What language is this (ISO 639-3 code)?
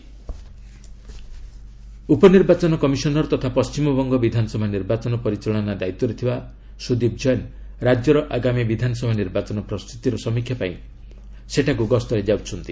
ori